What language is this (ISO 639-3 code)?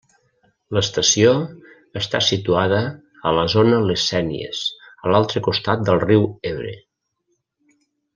cat